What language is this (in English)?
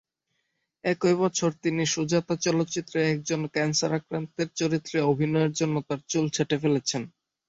Bangla